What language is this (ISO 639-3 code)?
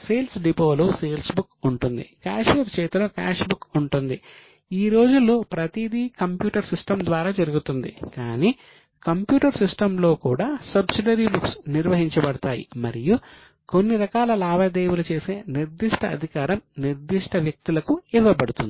tel